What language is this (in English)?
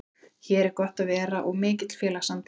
Icelandic